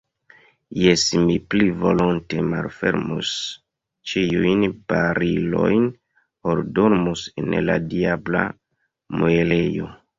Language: Esperanto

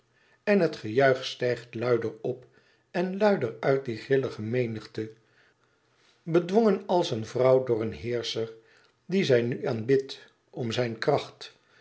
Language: Dutch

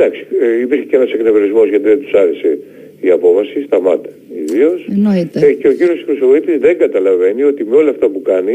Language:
Greek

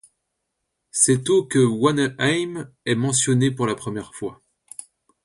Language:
French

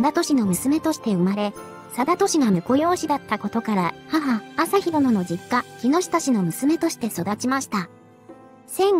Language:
Japanese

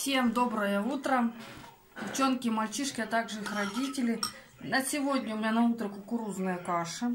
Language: Russian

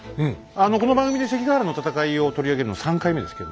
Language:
Japanese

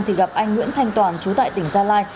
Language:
Vietnamese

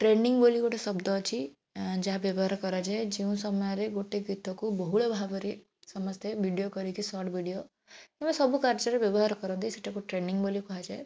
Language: Odia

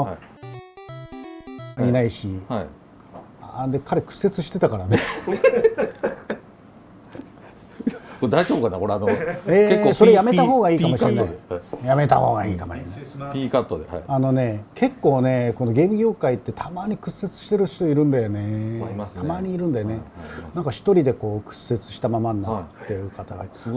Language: Japanese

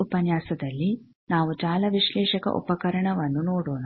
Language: Kannada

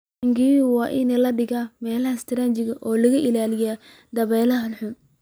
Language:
Somali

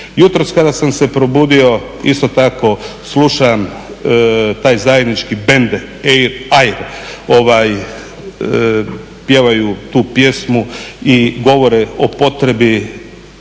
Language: Croatian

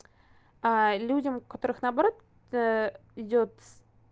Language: Russian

